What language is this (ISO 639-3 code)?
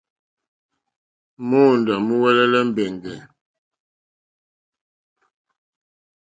bri